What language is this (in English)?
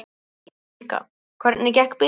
Icelandic